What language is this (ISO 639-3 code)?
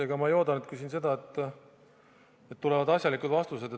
est